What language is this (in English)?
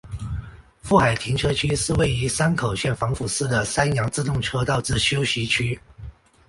Chinese